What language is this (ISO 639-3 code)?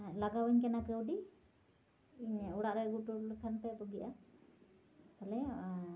sat